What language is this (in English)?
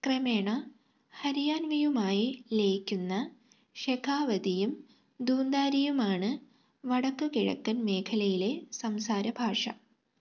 Malayalam